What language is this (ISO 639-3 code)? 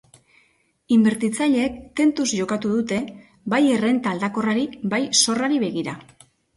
eus